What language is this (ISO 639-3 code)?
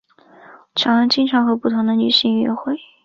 zho